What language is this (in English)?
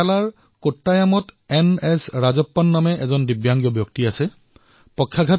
Assamese